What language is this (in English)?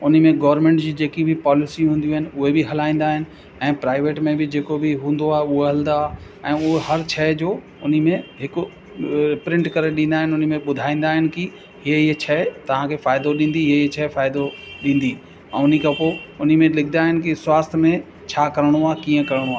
Sindhi